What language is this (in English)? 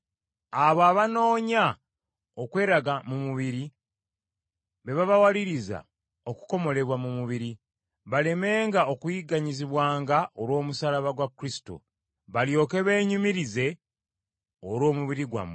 Ganda